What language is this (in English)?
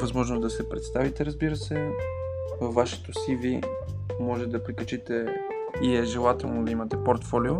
Bulgarian